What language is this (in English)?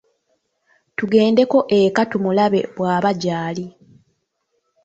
Ganda